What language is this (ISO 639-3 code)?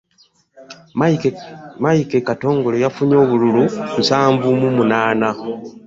lug